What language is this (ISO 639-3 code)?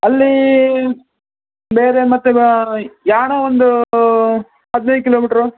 kan